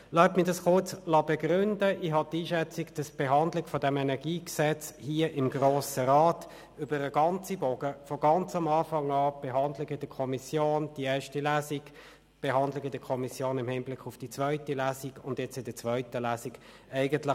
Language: Swiss German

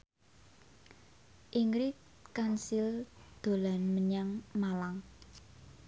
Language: Javanese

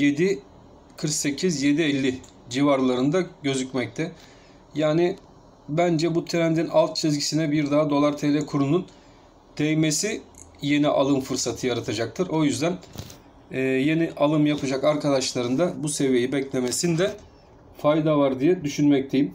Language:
Turkish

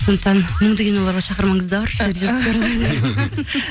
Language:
Kazakh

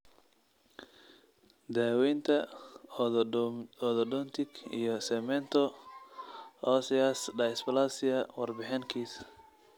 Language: Somali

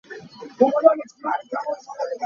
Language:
Hakha Chin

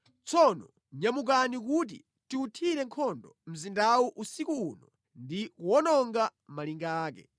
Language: Nyanja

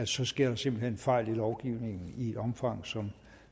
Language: Danish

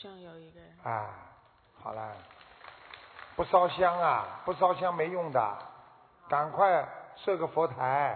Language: Chinese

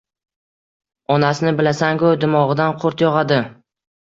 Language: Uzbek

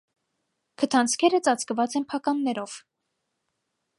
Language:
Armenian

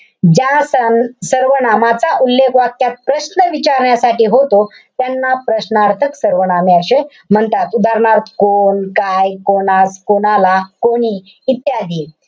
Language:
Marathi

